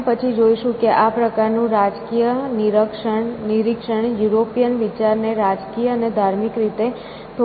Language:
Gujarati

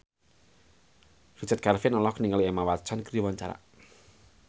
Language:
Sundanese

